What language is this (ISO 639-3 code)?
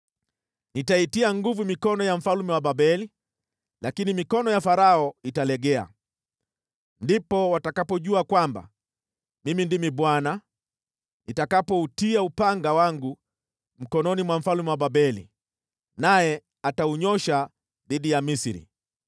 swa